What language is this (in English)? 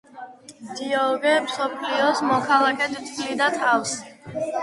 Georgian